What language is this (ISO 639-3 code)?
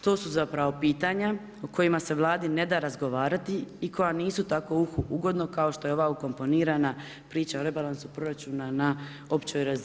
hrv